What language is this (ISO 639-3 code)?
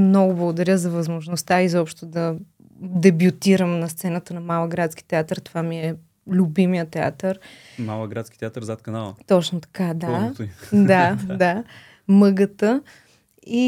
bul